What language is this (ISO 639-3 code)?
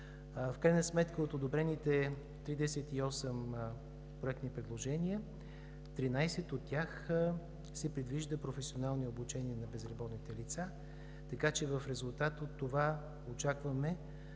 bul